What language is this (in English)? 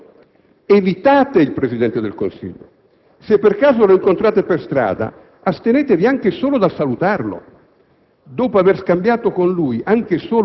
Italian